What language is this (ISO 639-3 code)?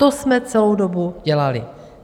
ces